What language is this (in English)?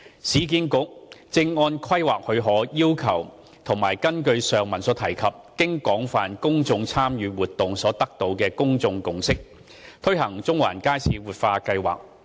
Cantonese